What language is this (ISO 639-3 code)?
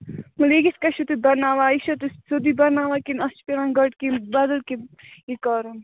kas